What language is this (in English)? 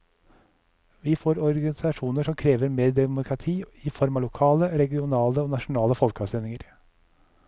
Norwegian